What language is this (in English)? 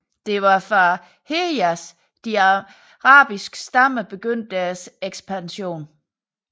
Danish